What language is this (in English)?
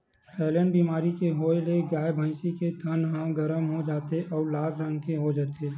Chhattisgarhi